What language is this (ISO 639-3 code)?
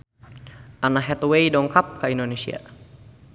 sun